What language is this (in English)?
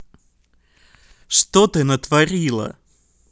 Russian